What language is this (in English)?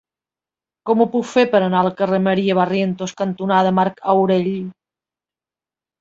Catalan